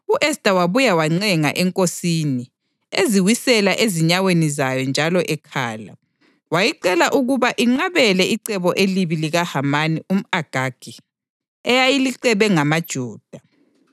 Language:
North Ndebele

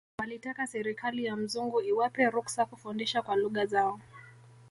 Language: Swahili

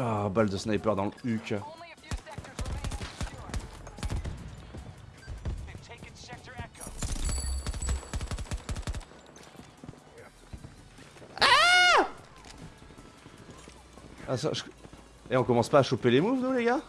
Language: French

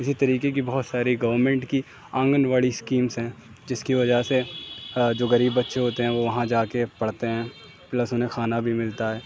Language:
Urdu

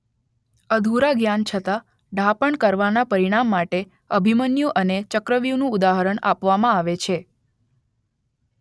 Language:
Gujarati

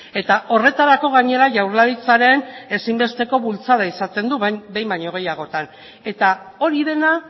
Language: Basque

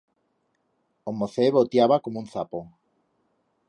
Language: Aragonese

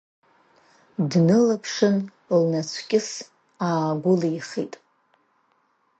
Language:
Abkhazian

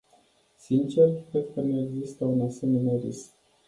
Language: Romanian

